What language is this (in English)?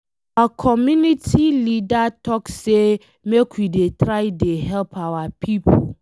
Nigerian Pidgin